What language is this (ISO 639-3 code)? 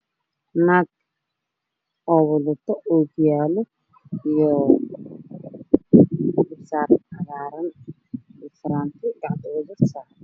som